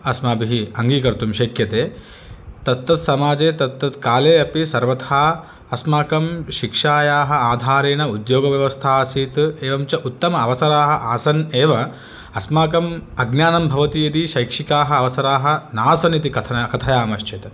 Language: Sanskrit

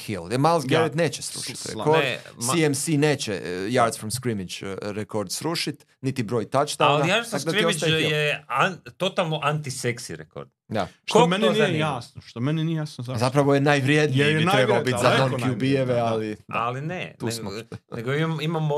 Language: Croatian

